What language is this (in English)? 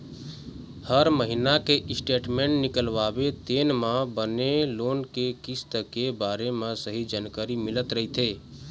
Chhattisgarhi